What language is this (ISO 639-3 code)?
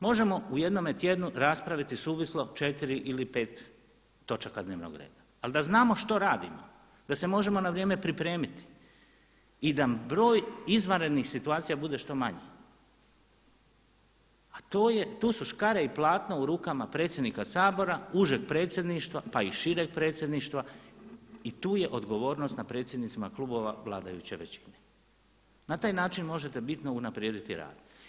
hrv